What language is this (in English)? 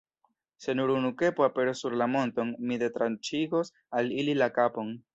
Esperanto